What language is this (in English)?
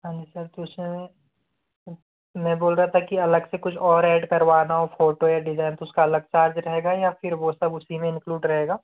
Hindi